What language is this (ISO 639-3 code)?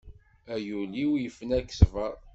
kab